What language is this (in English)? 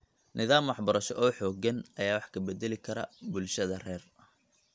Somali